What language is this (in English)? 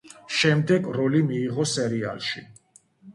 Georgian